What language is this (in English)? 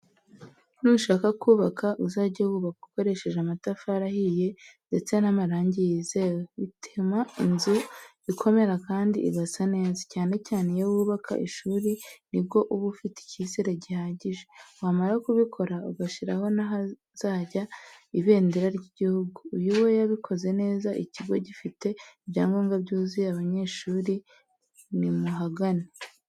Kinyarwanda